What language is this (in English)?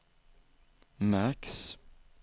Swedish